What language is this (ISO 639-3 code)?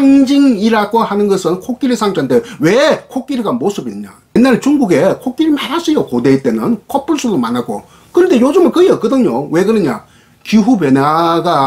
kor